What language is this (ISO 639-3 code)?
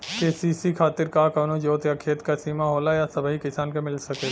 bho